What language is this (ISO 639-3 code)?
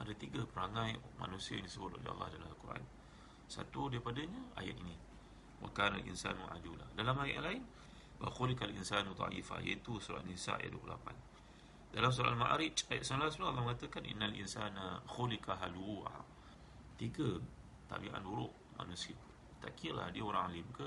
msa